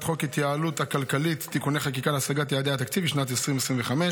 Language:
Hebrew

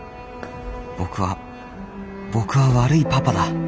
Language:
Japanese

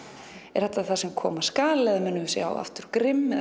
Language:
Icelandic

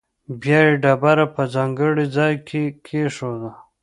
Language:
Pashto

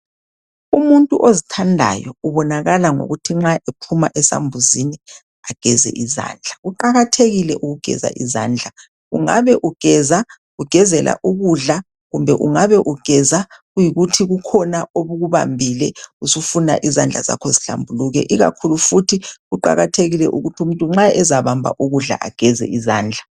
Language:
North Ndebele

